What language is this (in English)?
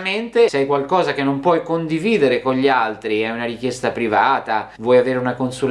Italian